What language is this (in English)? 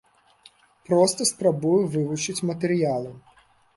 Belarusian